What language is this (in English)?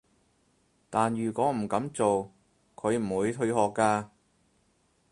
Cantonese